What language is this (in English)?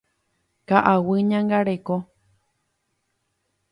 Guarani